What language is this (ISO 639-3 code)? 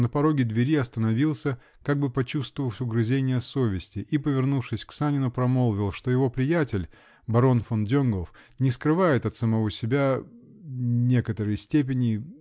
rus